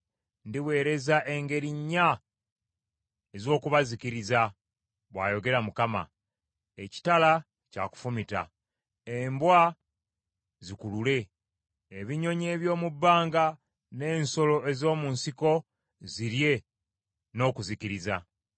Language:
Ganda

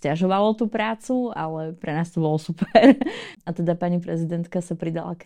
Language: Slovak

